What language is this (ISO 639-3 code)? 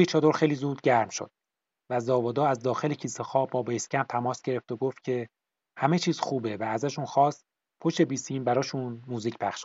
fas